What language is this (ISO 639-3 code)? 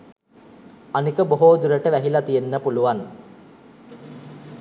sin